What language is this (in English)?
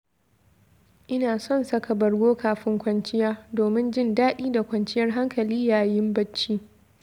Hausa